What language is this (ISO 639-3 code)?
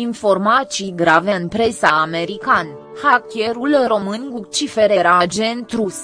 ron